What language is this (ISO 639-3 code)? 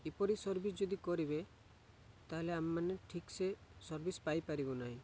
ori